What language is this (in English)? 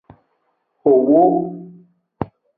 Aja (Benin)